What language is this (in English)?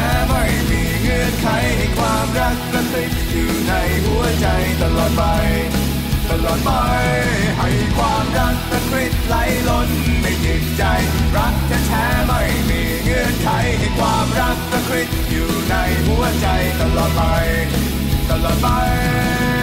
Thai